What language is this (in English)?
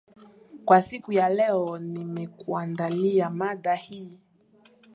Swahili